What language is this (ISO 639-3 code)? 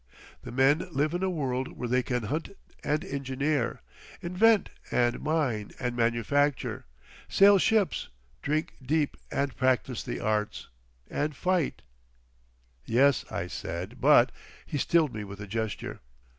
eng